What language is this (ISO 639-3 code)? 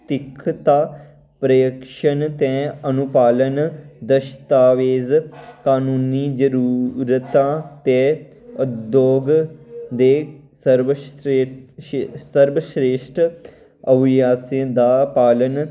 doi